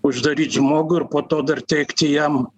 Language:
Lithuanian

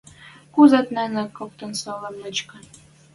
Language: Western Mari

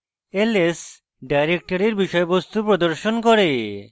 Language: Bangla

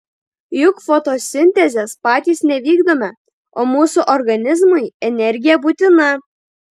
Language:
Lithuanian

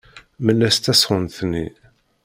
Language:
Kabyle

